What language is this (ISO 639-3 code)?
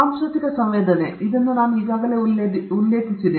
kan